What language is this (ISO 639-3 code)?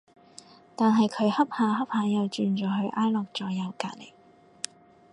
yue